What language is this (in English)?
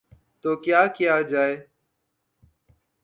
Urdu